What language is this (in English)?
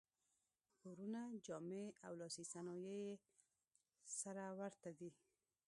Pashto